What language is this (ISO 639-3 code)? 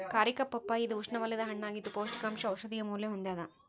kan